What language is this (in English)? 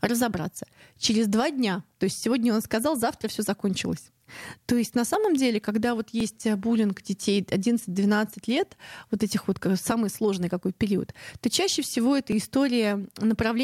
Russian